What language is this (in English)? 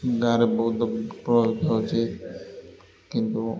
Odia